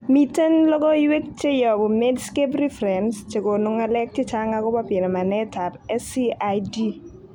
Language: Kalenjin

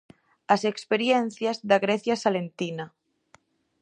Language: Galician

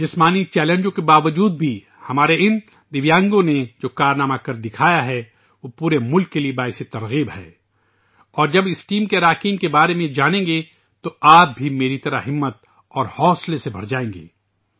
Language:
Urdu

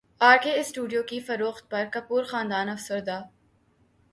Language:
Urdu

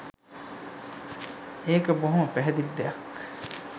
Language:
Sinhala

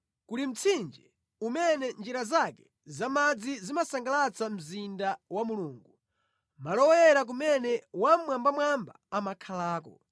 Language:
Nyanja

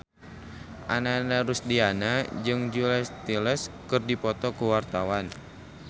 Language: Sundanese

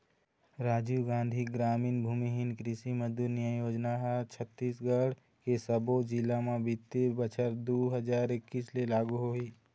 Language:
Chhattisgarhi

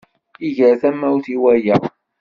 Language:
Kabyle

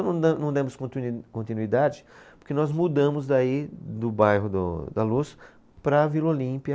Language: Portuguese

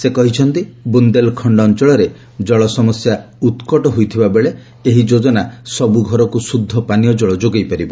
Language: Odia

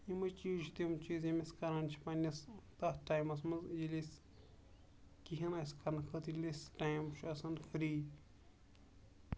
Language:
Kashmiri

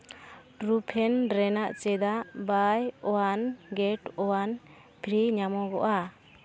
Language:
Santali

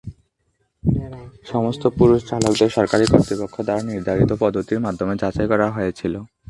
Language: Bangla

